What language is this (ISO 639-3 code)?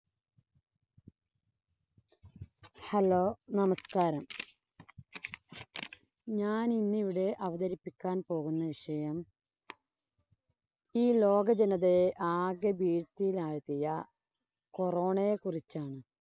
mal